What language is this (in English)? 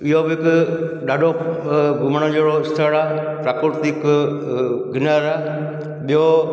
Sindhi